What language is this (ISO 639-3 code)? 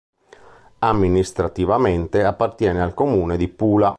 ita